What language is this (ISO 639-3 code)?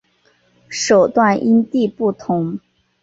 zho